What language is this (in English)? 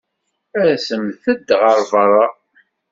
Kabyle